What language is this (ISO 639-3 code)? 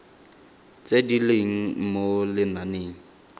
tsn